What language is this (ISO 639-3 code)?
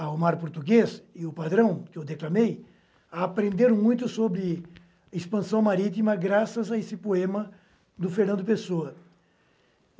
por